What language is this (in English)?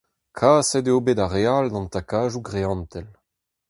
Breton